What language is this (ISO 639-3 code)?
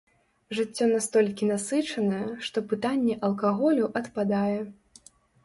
bel